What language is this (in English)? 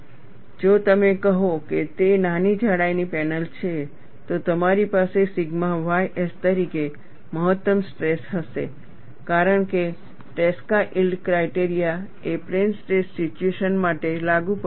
Gujarati